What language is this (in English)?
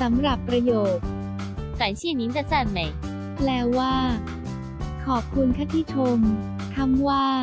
Thai